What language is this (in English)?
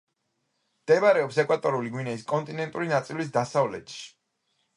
Georgian